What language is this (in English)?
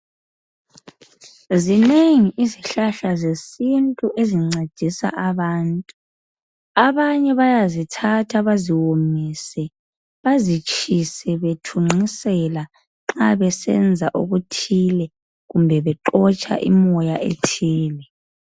North Ndebele